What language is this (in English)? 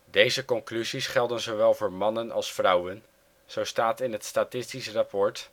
Dutch